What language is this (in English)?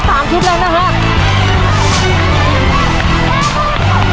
Thai